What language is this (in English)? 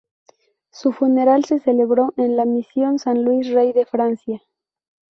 Spanish